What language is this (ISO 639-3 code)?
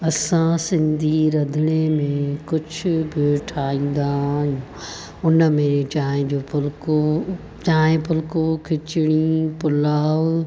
snd